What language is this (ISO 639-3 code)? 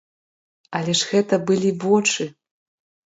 bel